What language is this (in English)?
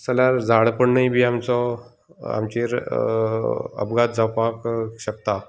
Konkani